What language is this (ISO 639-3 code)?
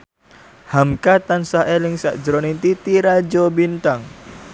jav